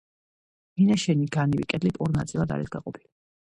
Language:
Georgian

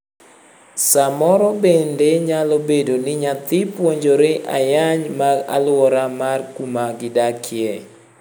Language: Luo (Kenya and Tanzania)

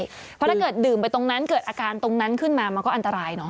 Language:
Thai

